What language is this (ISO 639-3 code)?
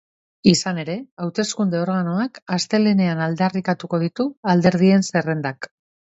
eus